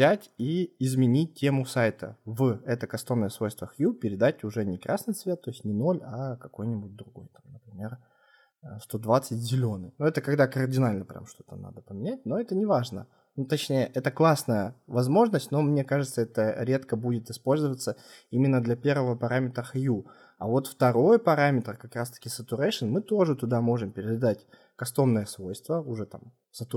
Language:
Russian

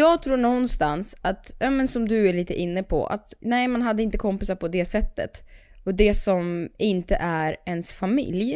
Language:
Swedish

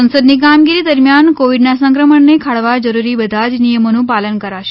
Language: Gujarati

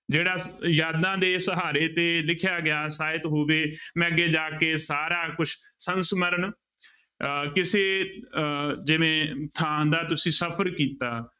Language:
Punjabi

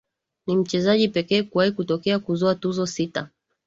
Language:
Swahili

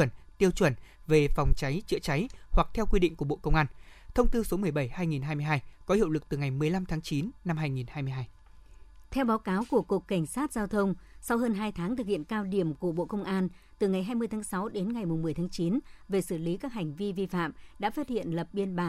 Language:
Vietnamese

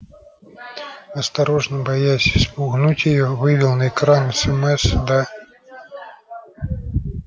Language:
Russian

